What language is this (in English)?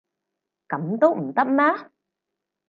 Cantonese